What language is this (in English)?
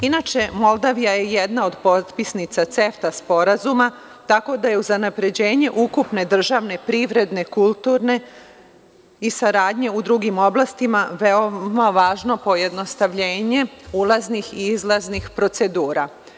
Serbian